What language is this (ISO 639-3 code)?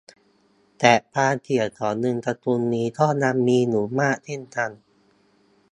tha